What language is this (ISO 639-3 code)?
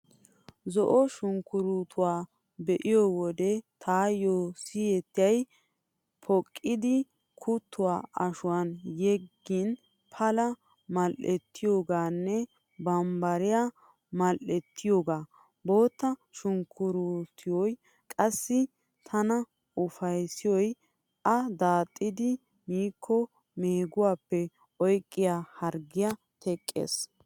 wal